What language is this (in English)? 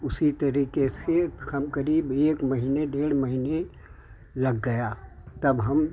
Hindi